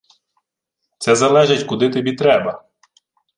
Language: Ukrainian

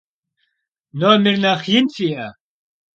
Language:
Kabardian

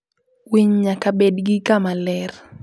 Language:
Luo (Kenya and Tanzania)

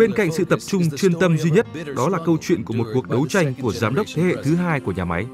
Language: Vietnamese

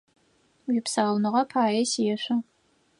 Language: Adyghe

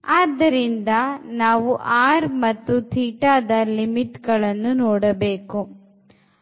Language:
Kannada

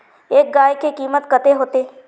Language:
Magahi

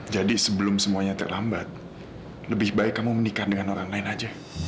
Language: Indonesian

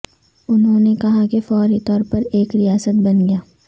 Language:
Urdu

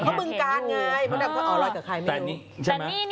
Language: Thai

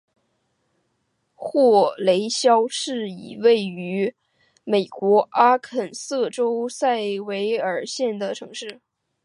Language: Chinese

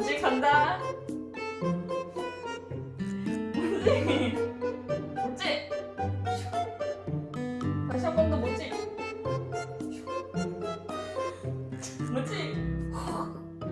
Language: Korean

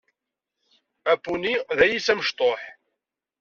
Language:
Kabyle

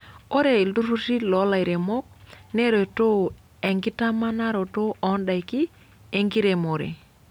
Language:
Masai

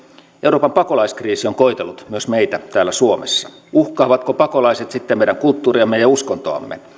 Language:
Finnish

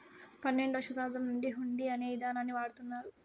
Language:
Telugu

